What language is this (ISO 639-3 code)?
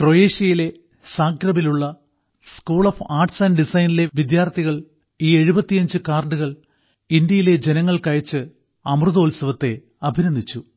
mal